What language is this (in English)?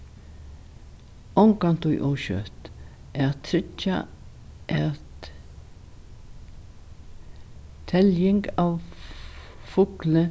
Faroese